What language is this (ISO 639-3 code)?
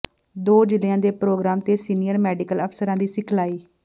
pan